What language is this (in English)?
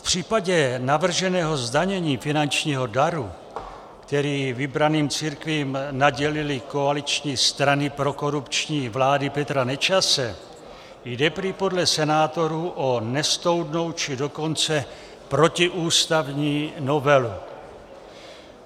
Czech